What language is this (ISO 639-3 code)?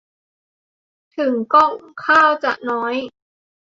tha